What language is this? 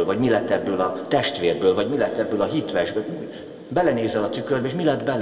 Hungarian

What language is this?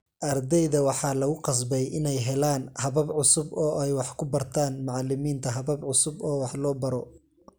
Somali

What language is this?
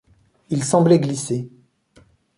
French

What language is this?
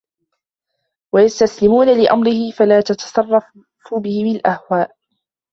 Arabic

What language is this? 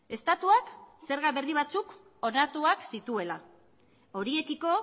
Basque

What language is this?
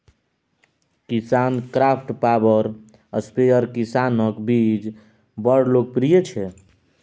Maithili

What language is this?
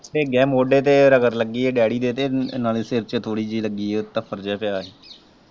Punjabi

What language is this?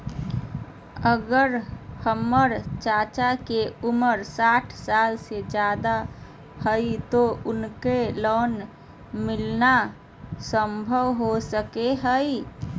Magahi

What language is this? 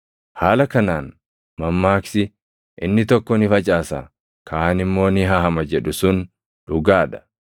Oromo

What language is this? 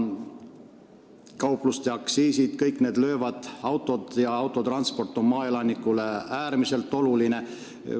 Estonian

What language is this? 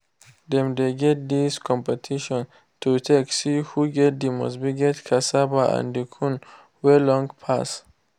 Nigerian Pidgin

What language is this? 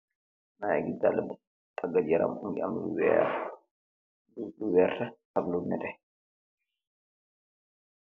Wolof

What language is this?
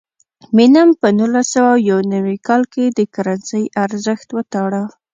Pashto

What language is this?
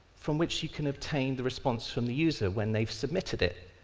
English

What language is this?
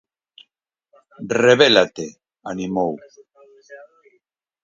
Galician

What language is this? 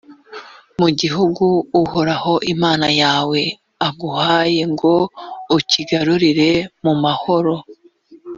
Kinyarwanda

